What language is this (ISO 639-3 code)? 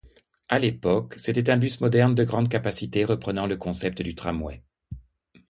fra